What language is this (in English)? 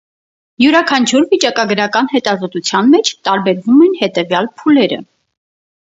Armenian